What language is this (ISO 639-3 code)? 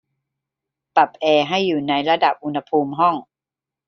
tha